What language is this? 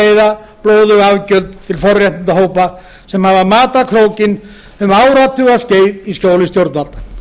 Icelandic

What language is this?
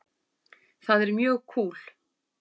Icelandic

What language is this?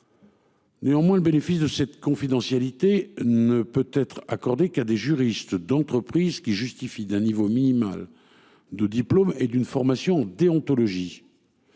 French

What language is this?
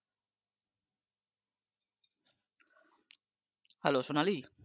Bangla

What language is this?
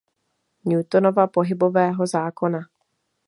Czech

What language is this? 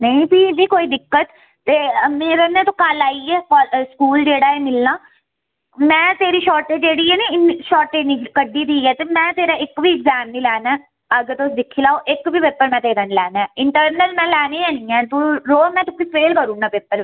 Dogri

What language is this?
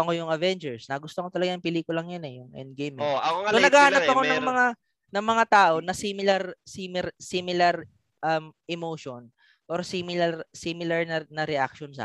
Filipino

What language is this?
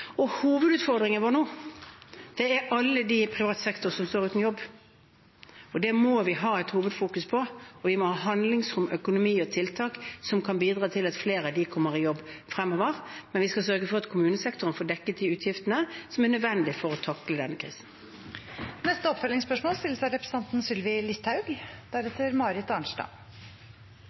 Norwegian Bokmål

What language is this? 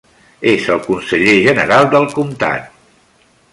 Catalan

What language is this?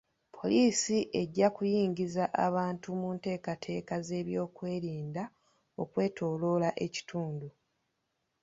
Ganda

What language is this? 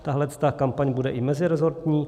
Czech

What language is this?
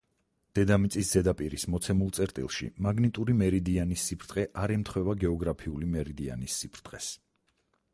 Georgian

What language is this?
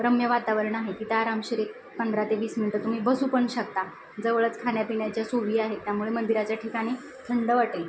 Marathi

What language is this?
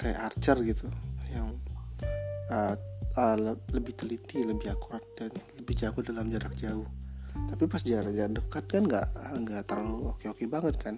Indonesian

